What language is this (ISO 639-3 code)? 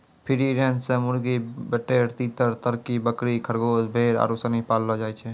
mai